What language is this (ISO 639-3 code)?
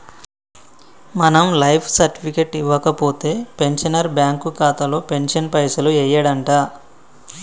tel